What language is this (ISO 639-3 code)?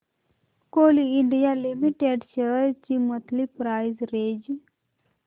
mar